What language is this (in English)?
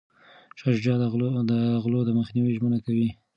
Pashto